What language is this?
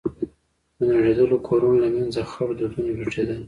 Pashto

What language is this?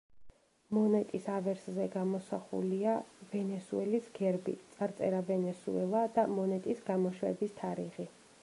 Georgian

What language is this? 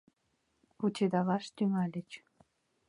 Mari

